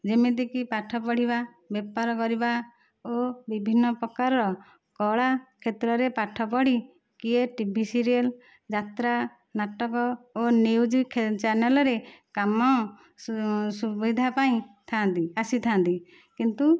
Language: Odia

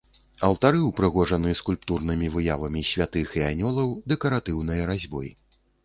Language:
Belarusian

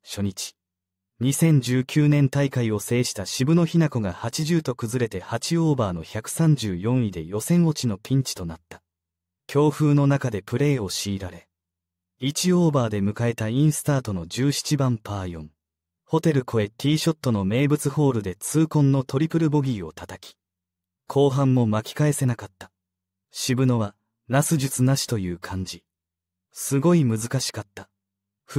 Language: Japanese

